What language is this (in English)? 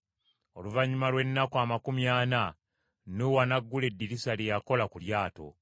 Ganda